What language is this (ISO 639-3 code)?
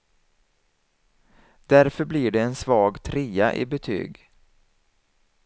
swe